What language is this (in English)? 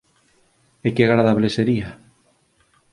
Galician